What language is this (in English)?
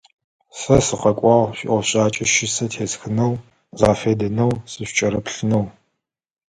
Adyghe